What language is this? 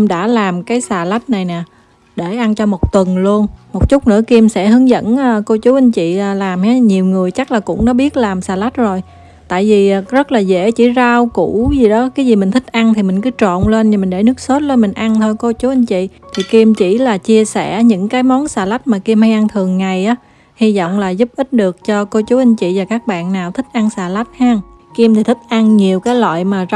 Vietnamese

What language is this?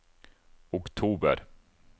Norwegian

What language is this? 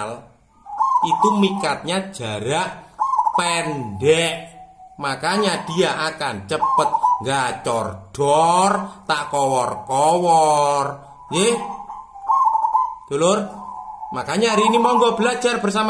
Indonesian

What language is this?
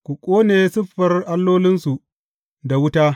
Hausa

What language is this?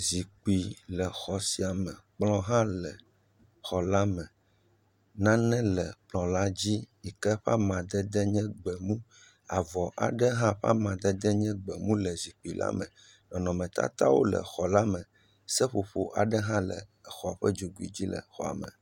Ewe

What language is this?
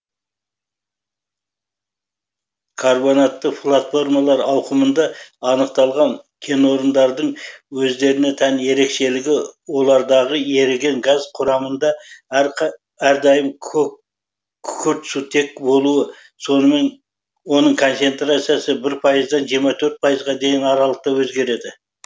Kazakh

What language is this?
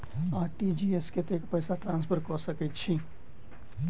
Maithili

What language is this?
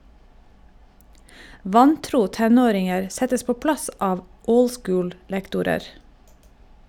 Norwegian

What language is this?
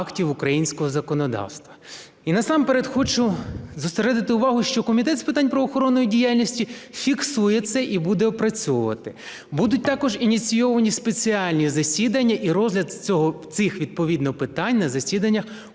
Ukrainian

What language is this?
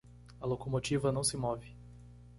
Portuguese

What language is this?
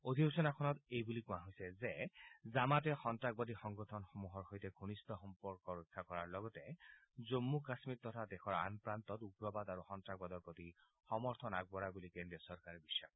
Assamese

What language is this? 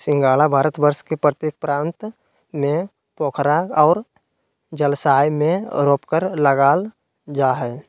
Magahi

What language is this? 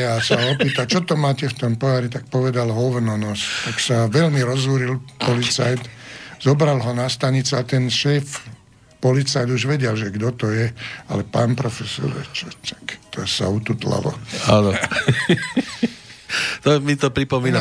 Slovak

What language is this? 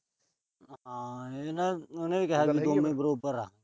Punjabi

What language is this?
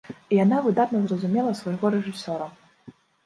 Belarusian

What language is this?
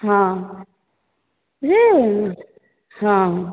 Odia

